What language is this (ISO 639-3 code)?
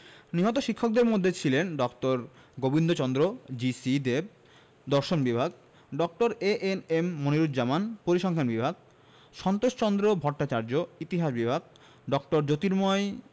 ben